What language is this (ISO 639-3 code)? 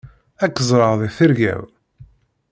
kab